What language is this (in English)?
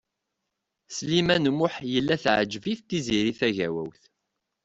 Kabyle